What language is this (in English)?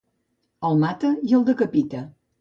Catalan